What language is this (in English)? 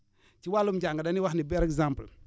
Wolof